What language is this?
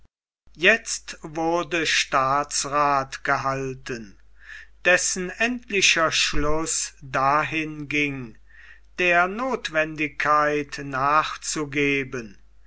German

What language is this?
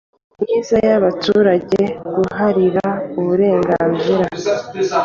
Kinyarwanda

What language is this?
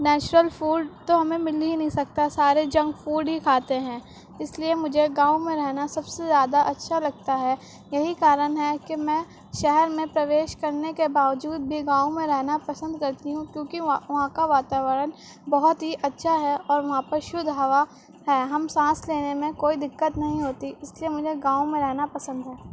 Urdu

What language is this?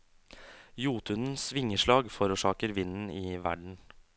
Norwegian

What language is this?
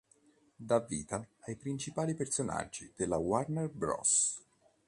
Italian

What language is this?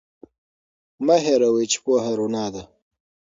Pashto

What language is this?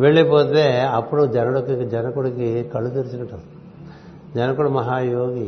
Telugu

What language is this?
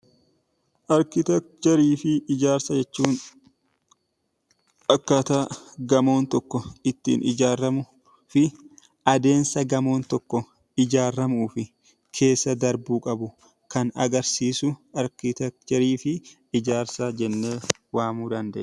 Oromo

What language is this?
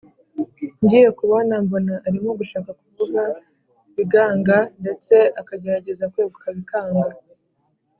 Kinyarwanda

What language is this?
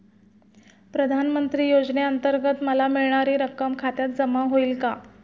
Marathi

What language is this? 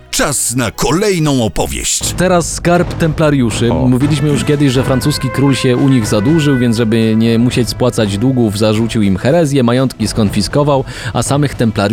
Polish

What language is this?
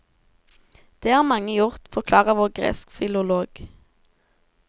Norwegian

